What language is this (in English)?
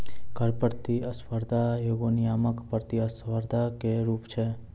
Maithili